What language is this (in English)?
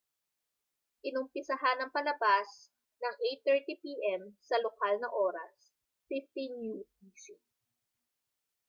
Filipino